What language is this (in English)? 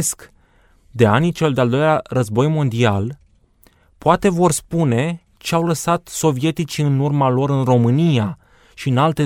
Romanian